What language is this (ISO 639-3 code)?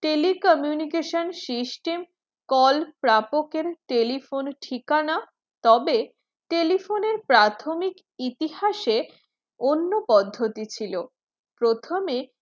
ben